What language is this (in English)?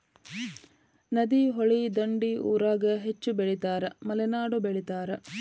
Kannada